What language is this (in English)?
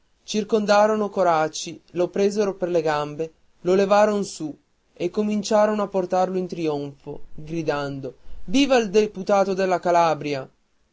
Italian